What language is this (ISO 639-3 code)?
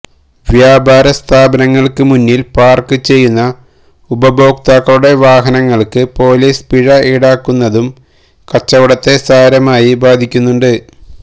mal